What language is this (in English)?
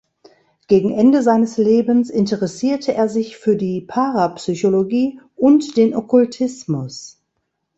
German